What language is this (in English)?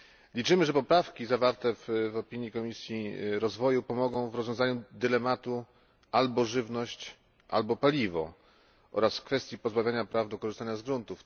Polish